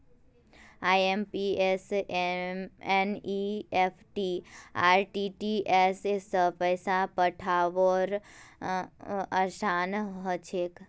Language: Magahi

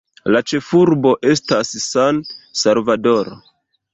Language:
Esperanto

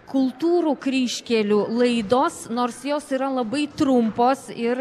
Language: Lithuanian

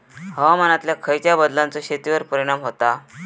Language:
Marathi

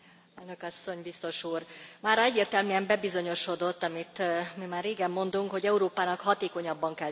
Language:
Hungarian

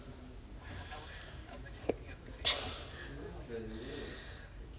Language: English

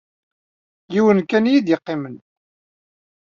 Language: Kabyle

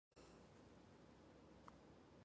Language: Chinese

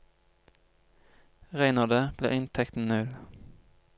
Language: Norwegian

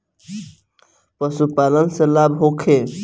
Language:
Bhojpuri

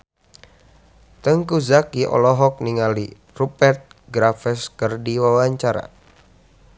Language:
Sundanese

